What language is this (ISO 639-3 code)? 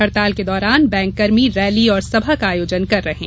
hin